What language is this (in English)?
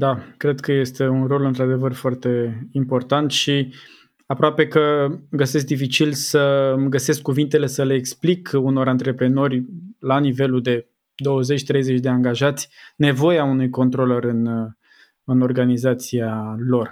Romanian